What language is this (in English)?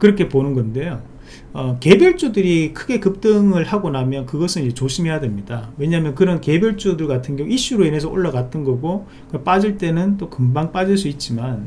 Korean